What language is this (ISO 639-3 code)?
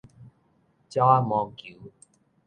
nan